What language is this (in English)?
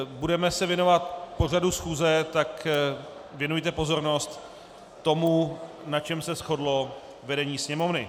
Czech